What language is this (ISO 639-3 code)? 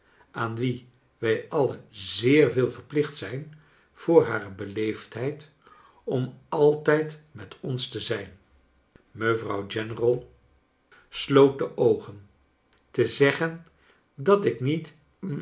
nld